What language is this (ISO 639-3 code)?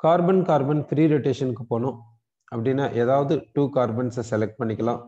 hin